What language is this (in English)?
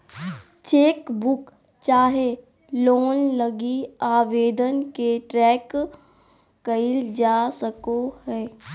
Magahi